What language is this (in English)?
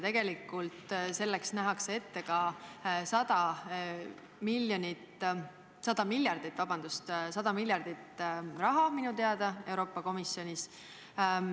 Estonian